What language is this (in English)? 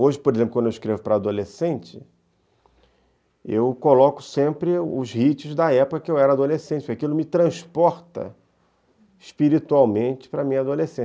Portuguese